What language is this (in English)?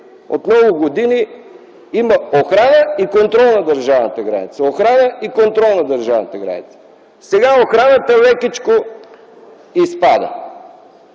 Bulgarian